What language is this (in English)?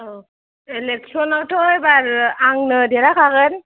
Bodo